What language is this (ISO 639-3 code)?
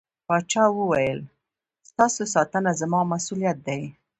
pus